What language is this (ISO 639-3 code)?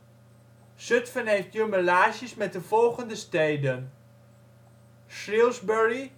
nld